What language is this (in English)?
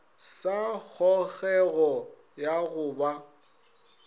Northern Sotho